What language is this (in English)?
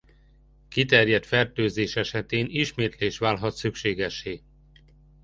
Hungarian